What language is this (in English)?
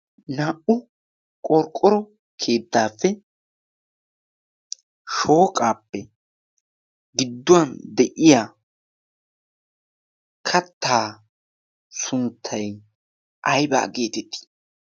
Wolaytta